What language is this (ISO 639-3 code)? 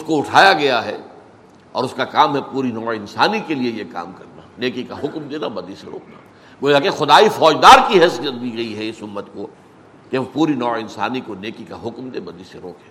urd